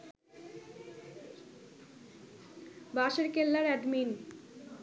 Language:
Bangla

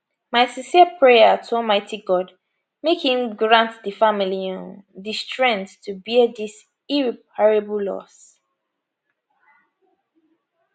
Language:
Nigerian Pidgin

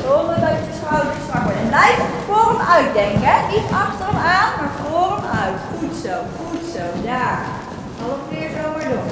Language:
Dutch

